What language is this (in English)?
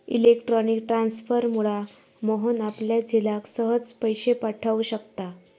Marathi